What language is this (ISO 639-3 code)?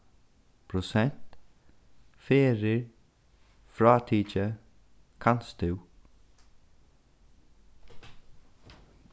fao